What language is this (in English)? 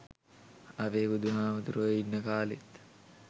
Sinhala